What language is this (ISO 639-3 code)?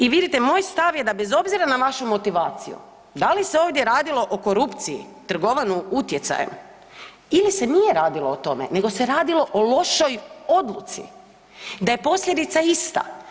hrv